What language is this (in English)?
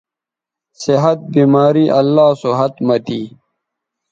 Bateri